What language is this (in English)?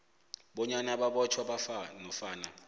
South Ndebele